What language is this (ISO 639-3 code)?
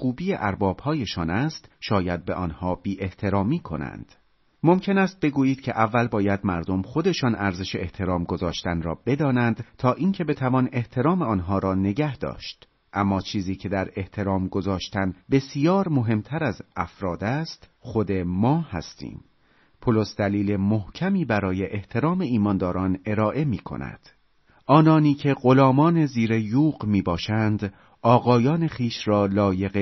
fas